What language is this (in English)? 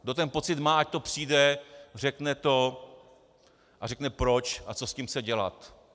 Czech